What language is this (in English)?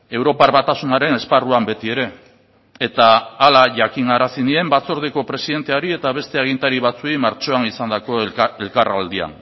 Basque